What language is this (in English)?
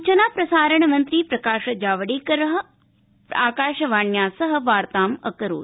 Sanskrit